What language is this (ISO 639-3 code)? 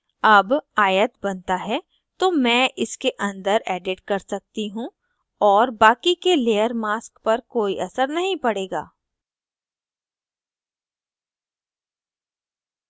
hin